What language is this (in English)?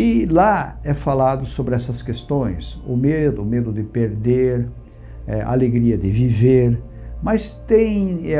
Portuguese